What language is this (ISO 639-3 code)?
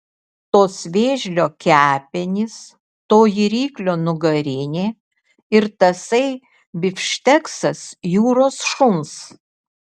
lit